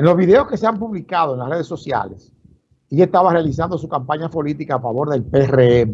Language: Spanish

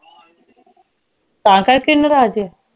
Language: Punjabi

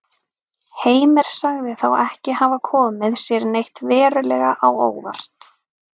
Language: Icelandic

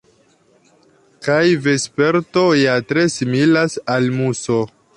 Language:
Esperanto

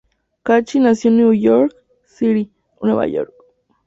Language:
Spanish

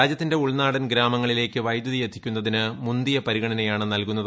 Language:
Malayalam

